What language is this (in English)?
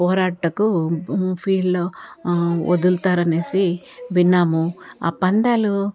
Telugu